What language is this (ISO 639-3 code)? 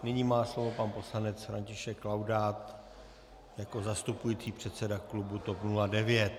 ces